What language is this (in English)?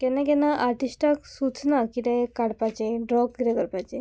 Konkani